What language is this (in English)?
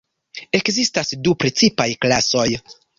Esperanto